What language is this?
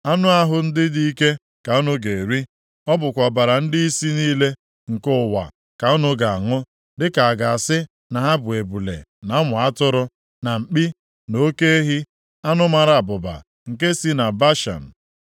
Igbo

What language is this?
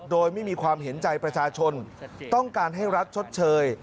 Thai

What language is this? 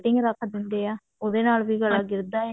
Punjabi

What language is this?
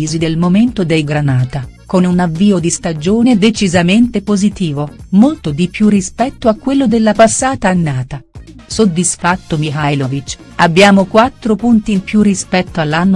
Italian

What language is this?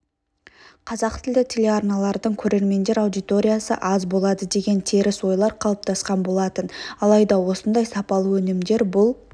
Kazakh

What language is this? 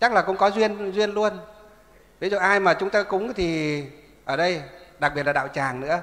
Vietnamese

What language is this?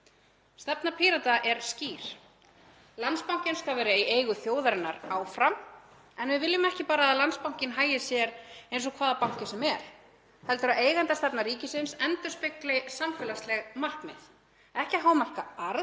Icelandic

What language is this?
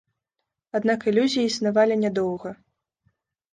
Belarusian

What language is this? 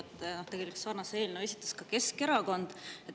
Estonian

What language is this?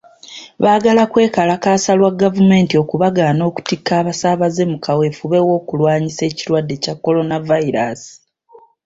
Ganda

